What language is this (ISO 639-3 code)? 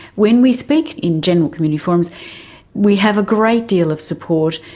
eng